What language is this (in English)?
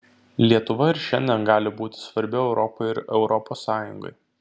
Lithuanian